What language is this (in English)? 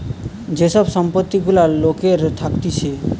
Bangla